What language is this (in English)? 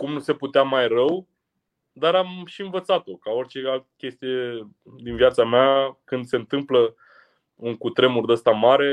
Romanian